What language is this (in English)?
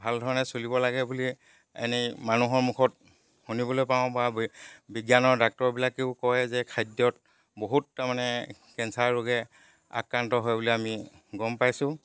Assamese